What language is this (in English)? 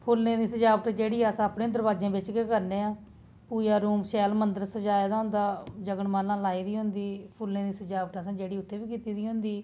Dogri